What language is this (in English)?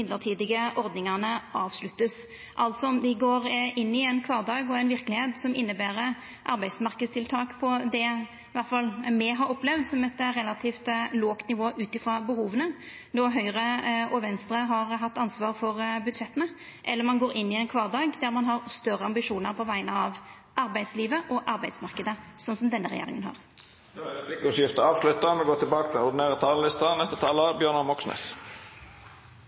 Norwegian Nynorsk